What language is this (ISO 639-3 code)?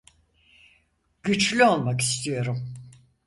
tur